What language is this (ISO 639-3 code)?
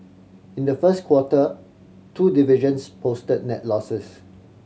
eng